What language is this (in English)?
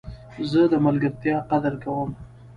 Pashto